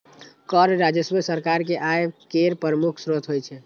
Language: Maithili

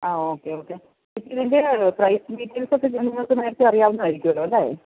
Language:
Malayalam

